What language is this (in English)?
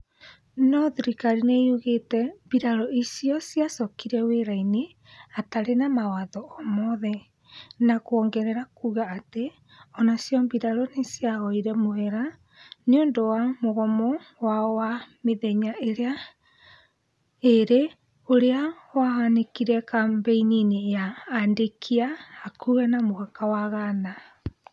Kikuyu